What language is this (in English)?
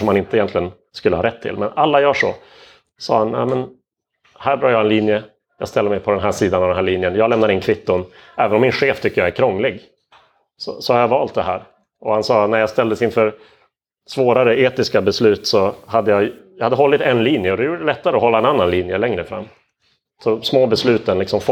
Swedish